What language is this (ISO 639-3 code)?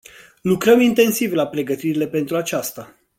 ron